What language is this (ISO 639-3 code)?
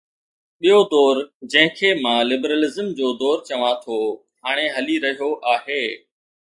snd